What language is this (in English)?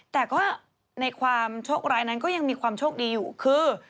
Thai